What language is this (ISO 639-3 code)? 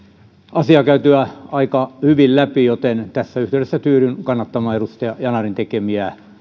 fin